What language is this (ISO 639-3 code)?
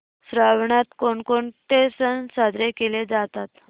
mar